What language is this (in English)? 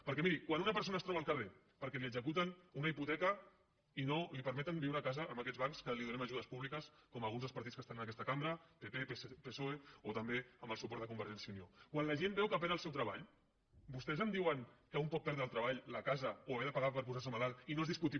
Catalan